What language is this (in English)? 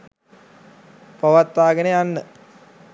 Sinhala